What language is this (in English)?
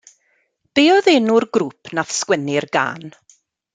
Welsh